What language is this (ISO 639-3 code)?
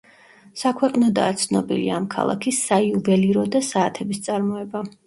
kat